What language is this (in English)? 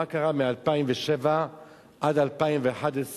Hebrew